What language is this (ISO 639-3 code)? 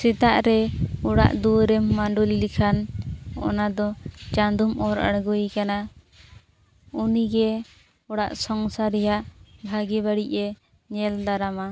sat